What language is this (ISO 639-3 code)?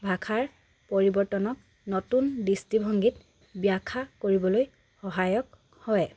asm